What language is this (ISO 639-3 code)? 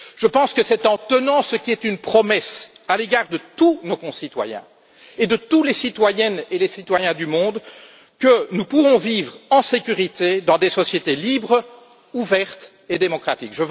fra